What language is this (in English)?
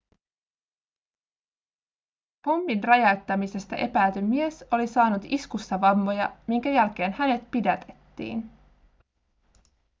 Finnish